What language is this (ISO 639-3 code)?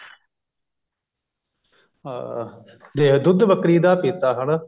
pan